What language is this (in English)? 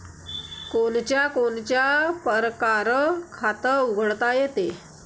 Marathi